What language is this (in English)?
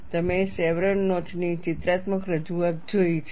Gujarati